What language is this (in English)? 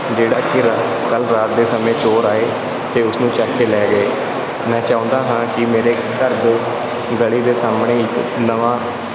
Punjabi